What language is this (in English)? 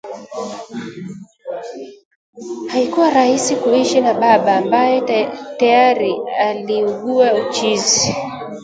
Swahili